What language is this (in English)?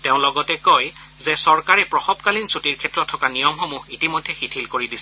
Assamese